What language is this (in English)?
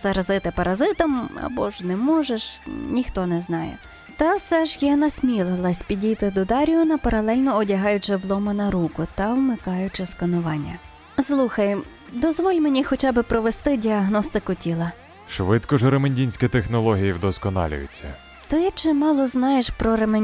Ukrainian